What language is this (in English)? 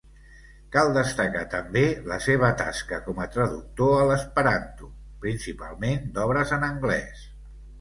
Catalan